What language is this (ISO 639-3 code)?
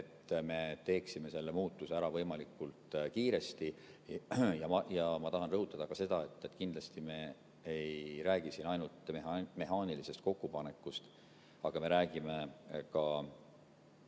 est